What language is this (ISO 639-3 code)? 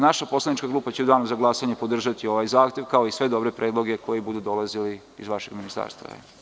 srp